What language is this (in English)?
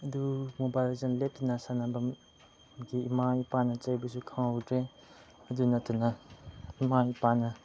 Manipuri